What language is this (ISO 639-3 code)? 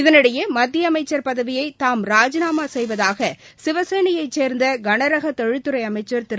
tam